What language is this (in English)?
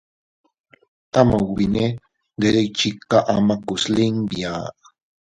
Teutila Cuicatec